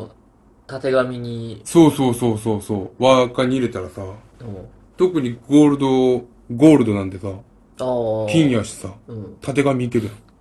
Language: Japanese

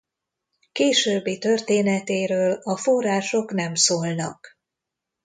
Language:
Hungarian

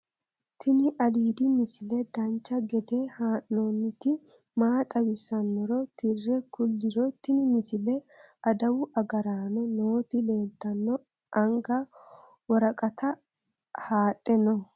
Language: Sidamo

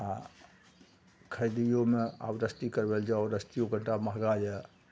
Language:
Maithili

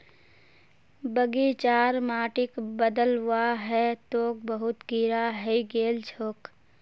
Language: Magahi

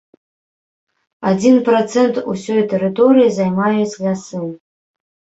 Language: Belarusian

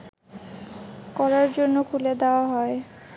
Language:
Bangla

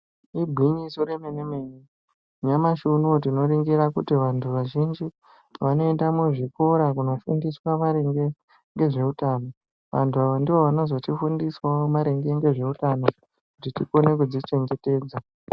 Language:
Ndau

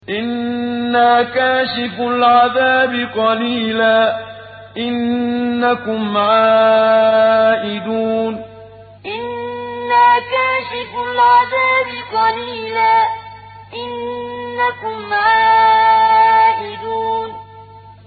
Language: Arabic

